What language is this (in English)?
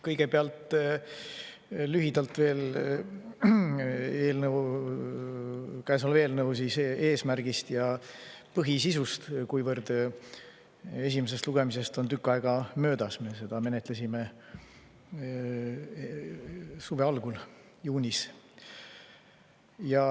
Estonian